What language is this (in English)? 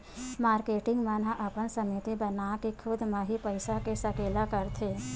Chhattisgarhi